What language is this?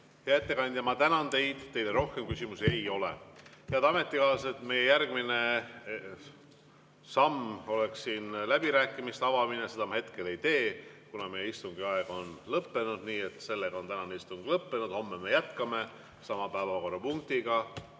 Estonian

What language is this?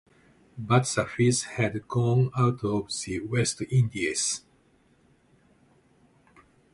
English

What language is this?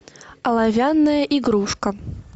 Russian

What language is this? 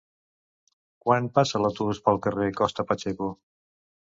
Catalan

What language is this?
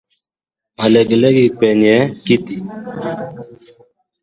Swahili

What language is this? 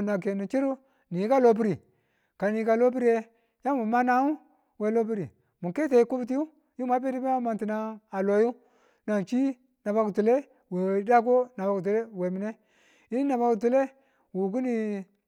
Tula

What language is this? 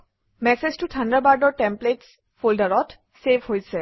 Assamese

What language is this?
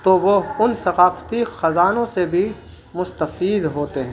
Urdu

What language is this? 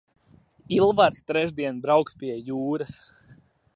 Latvian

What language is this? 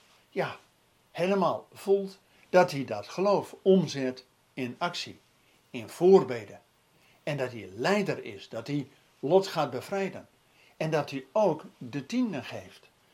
Dutch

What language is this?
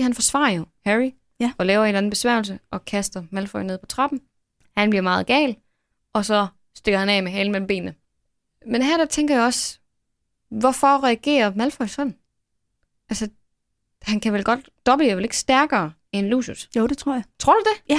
Danish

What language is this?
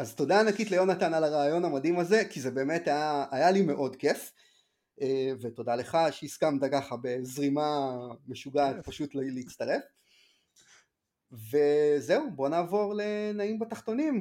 Hebrew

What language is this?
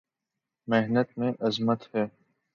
Urdu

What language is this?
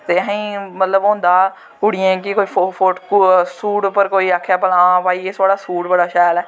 Dogri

